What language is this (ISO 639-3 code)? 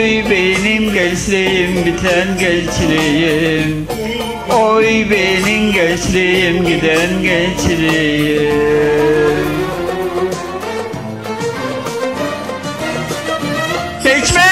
tur